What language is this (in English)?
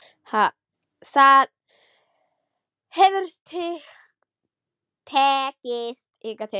Icelandic